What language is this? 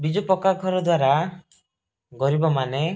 Odia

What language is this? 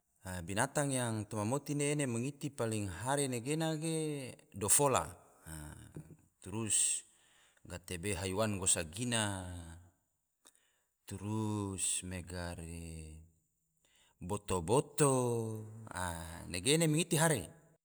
Tidore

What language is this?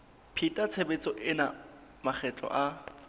Southern Sotho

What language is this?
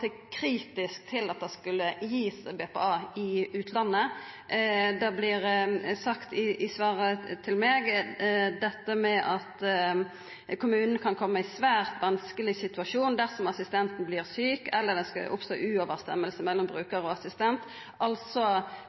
Norwegian Nynorsk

